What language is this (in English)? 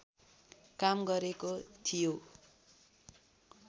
Nepali